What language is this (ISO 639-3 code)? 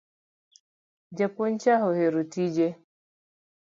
luo